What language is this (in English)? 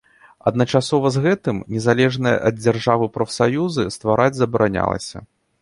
Belarusian